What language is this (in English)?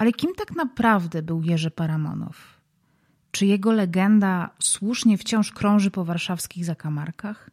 Polish